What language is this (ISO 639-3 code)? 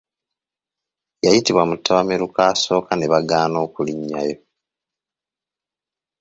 lug